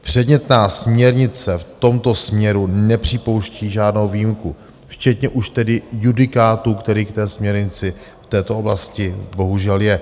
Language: Czech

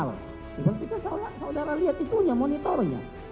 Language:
Indonesian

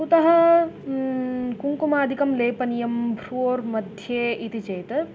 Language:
Sanskrit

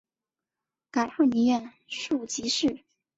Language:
Chinese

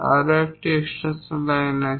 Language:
Bangla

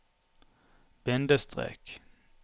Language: Norwegian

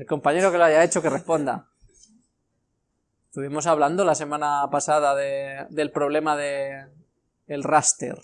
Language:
Spanish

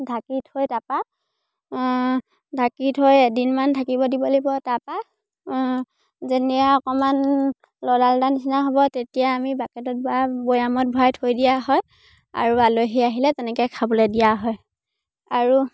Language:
Assamese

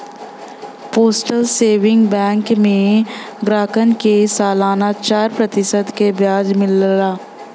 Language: Bhojpuri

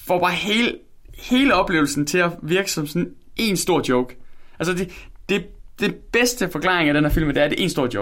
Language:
Danish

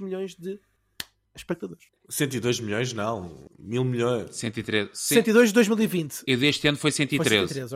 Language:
Portuguese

